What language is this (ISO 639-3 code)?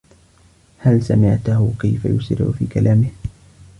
ara